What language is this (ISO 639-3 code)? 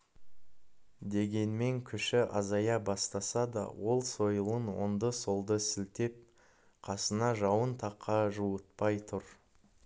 kaz